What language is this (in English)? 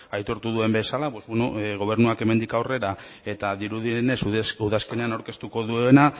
Basque